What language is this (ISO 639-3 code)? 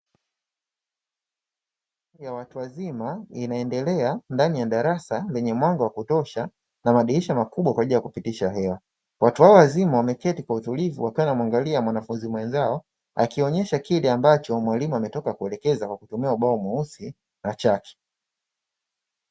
swa